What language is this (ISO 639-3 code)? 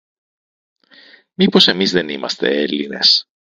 ell